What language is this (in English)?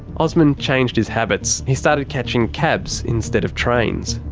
English